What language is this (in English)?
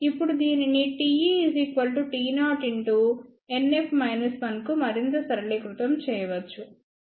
Telugu